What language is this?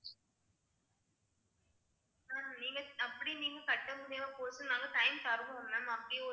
Tamil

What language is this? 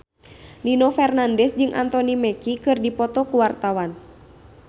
Sundanese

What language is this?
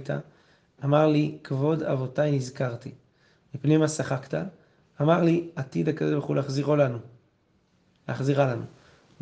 Hebrew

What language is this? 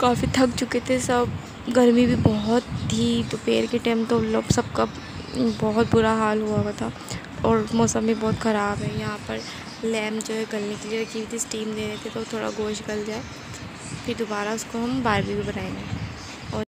Hindi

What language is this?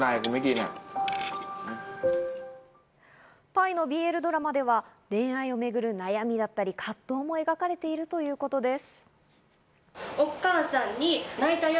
Japanese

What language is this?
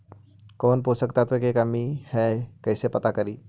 Magahi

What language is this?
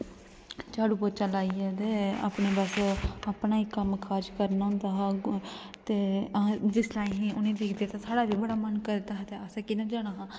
Dogri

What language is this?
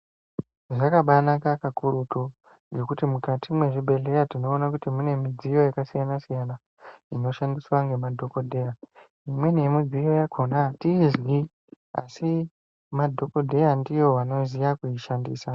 Ndau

